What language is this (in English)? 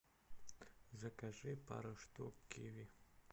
Russian